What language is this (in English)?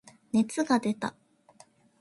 Japanese